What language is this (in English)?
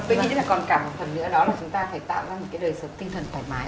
Vietnamese